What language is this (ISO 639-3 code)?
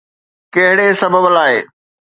snd